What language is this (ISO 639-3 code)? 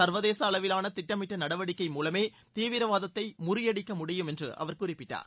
tam